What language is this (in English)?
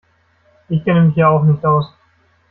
German